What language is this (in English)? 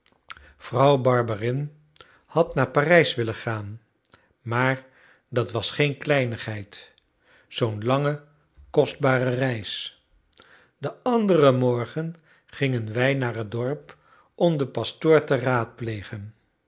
Dutch